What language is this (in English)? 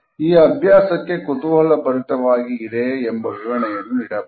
Kannada